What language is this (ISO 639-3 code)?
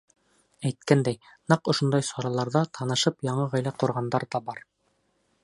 bak